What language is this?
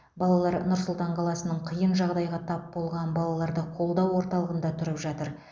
Kazakh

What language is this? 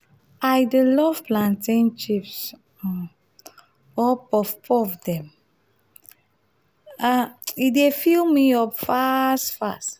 Nigerian Pidgin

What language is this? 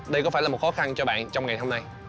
Vietnamese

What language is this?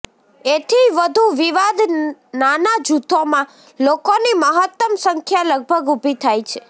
Gujarati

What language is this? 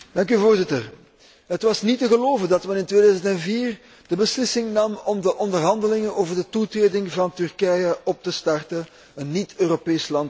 Dutch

